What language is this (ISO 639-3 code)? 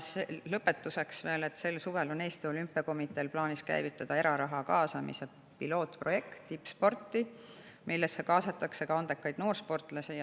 est